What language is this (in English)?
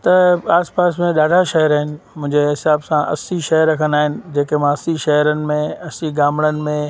Sindhi